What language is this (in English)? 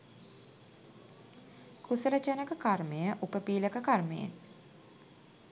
Sinhala